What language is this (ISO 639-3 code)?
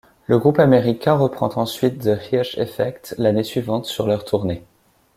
fra